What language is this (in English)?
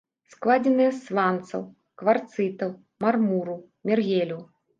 Belarusian